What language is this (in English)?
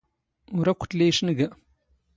Standard Moroccan Tamazight